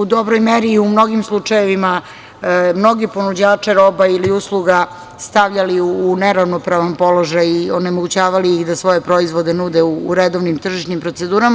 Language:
Serbian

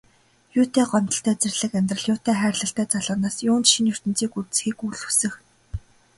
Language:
Mongolian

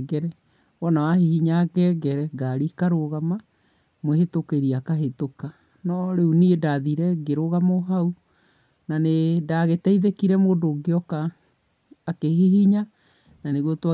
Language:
Kikuyu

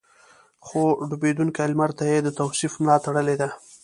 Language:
Pashto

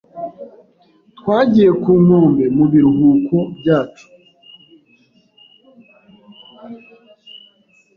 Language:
Kinyarwanda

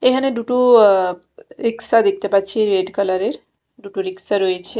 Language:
Bangla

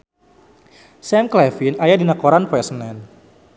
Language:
Sundanese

